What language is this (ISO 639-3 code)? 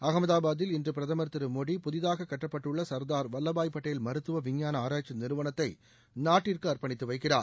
tam